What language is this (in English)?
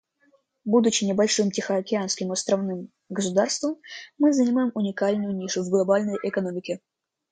Russian